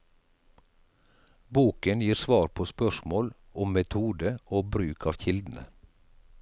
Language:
Norwegian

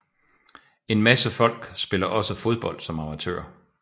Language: Danish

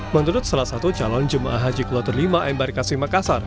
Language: Indonesian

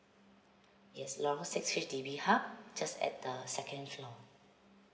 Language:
English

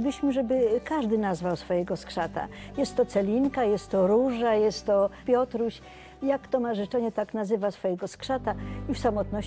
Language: Polish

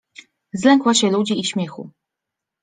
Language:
Polish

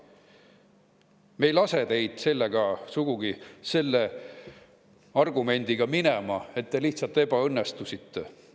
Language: Estonian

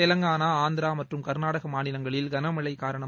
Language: Tamil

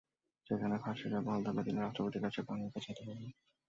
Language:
Bangla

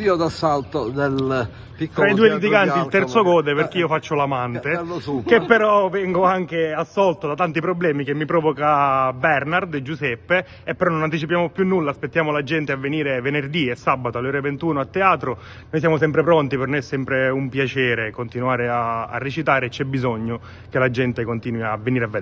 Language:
Italian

